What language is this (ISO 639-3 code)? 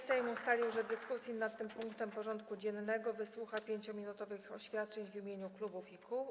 pol